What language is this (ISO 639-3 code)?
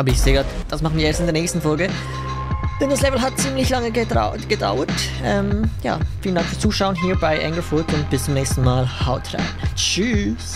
deu